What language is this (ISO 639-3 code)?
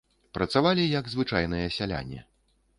bel